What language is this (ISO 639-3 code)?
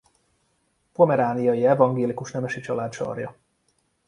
hun